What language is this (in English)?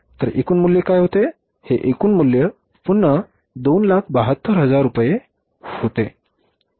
Marathi